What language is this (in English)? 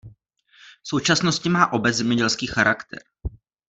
Czech